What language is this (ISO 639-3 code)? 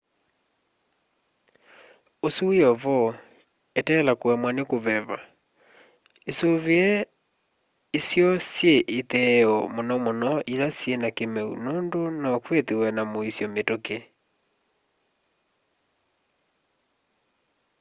kam